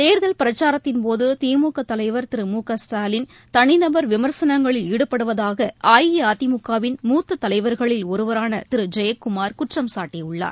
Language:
Tamil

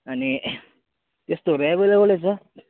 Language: Nepali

